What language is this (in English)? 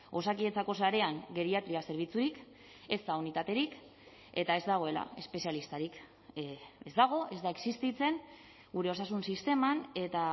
Basque